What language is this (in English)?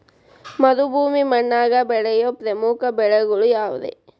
Kannada